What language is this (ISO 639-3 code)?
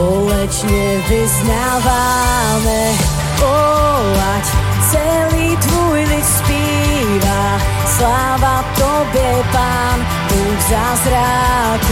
ces